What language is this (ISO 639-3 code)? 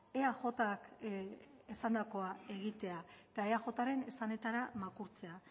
eus